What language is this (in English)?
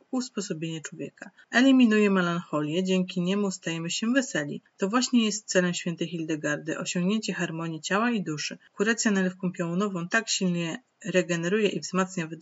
Polish